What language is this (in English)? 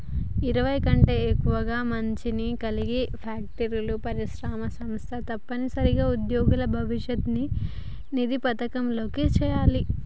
Telugu